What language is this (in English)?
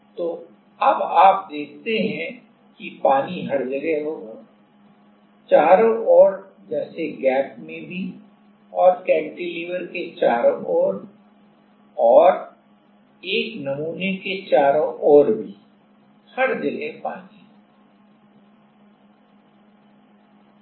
Hindi